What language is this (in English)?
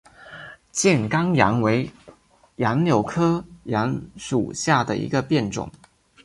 Chinese